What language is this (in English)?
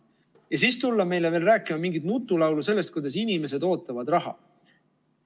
Estonian